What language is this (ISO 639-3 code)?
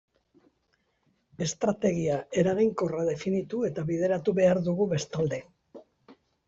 eus